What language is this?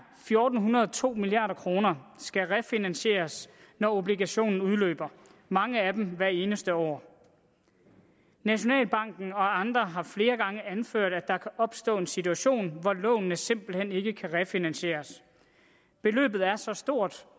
Danish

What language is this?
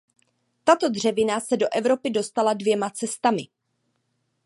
Czech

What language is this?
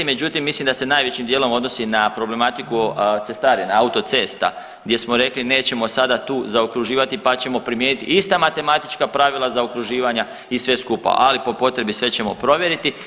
Croatian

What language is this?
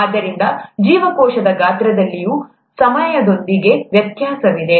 Kannada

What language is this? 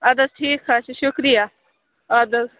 Kashmiri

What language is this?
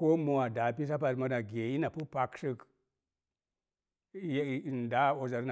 Mom Jango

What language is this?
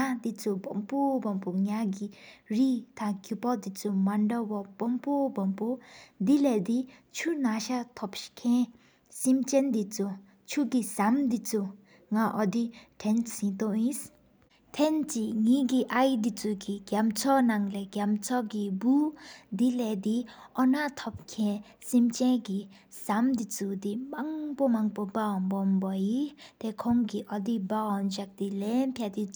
Sikkimese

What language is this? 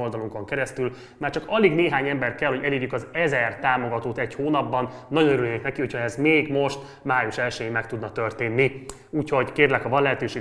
Hungarian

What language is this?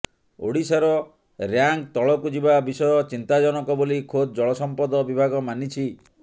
Odia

